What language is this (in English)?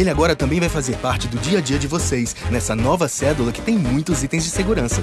Portuguese